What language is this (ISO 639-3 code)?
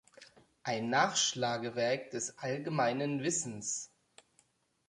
deu